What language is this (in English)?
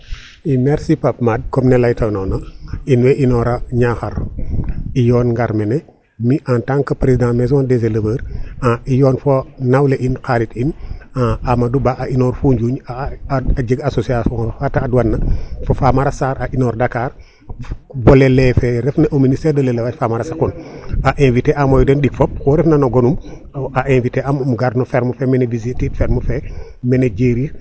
Serer